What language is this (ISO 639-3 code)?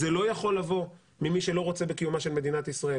heb